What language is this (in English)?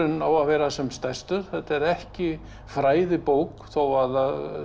Icelandic